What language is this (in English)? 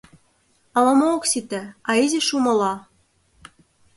Mari